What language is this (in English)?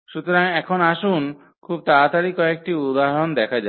Bangla